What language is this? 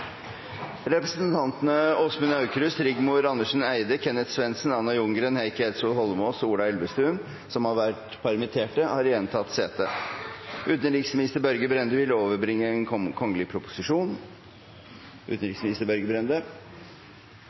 Norwegian Nynorsk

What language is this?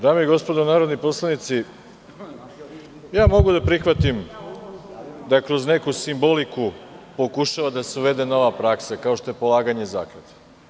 Serbian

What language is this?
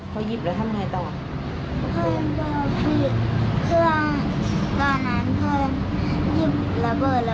Thai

